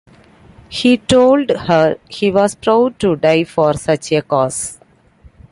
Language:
English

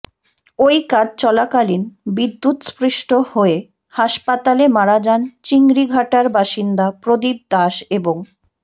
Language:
Bangla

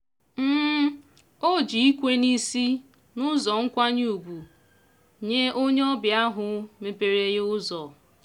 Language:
Igbo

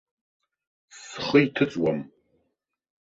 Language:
Abkhazian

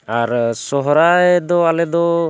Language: Santali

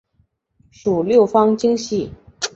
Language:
Chinese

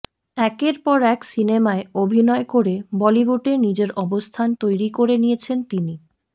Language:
Bangla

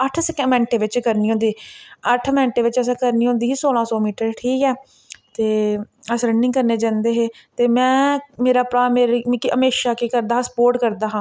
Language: Dogri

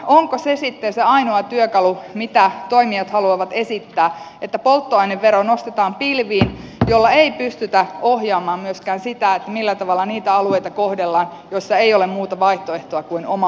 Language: Finnish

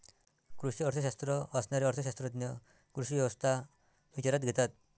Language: Marathi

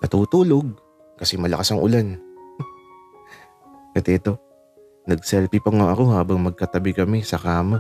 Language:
Filipino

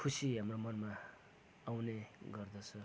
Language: Nepali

